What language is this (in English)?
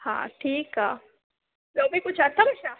Sindhi